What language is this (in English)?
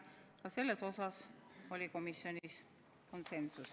Estonian